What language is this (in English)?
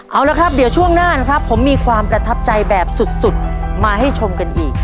Thai